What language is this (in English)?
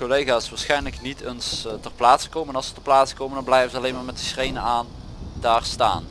Dutch